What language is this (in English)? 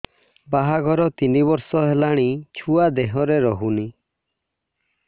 Odia